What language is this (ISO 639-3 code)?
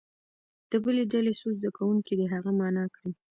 pus